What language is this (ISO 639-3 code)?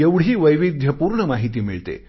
mar